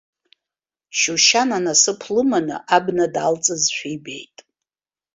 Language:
Abkhazian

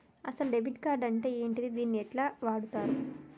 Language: Telugu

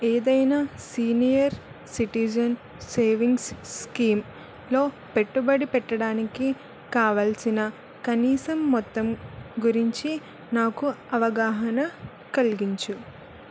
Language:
Telugu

